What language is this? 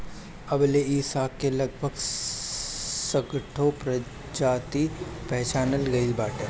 Bhojpuri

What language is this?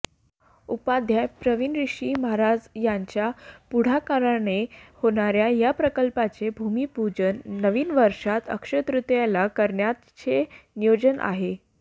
Marathi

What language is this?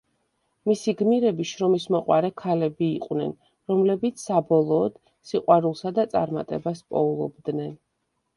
Georgian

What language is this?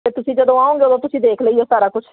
Punjabi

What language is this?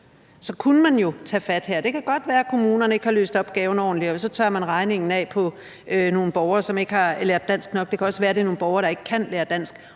Danish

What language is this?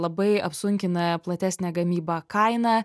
Lithuanian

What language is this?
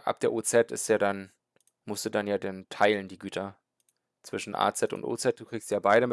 German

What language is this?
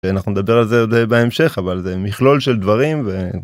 Hebrew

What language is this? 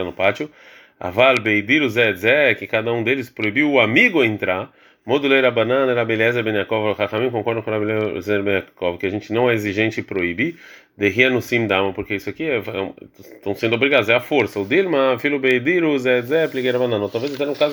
Portuguese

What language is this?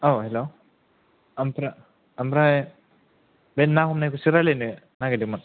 Bodo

